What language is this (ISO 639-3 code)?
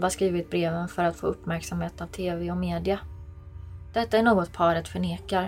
swe